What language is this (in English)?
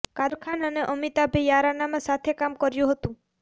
Gujarati